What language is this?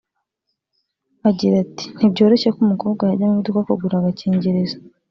Kinyarwanda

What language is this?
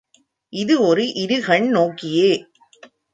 Tamil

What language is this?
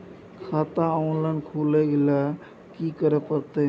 Maithili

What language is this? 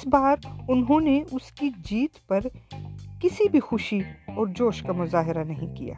Urdu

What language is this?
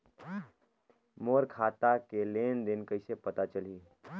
Chhattisgarhi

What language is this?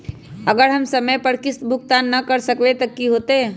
Magahi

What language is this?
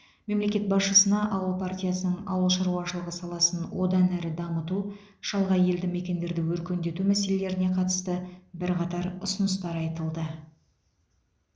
Kazakh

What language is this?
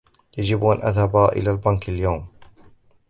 Arabic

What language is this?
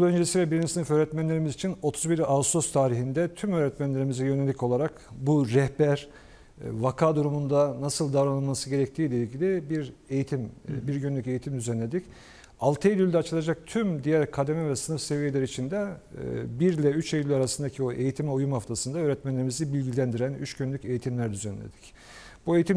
Turkish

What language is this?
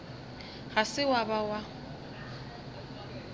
Northern Sotho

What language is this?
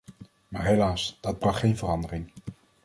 Dutch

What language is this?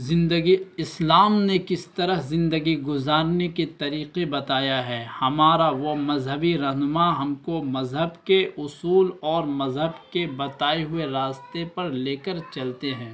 Urdu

